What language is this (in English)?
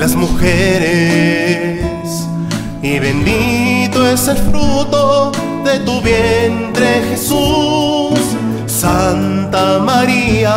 Spanish